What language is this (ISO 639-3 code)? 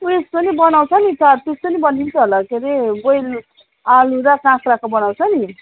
nep